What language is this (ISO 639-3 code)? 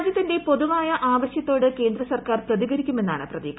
mal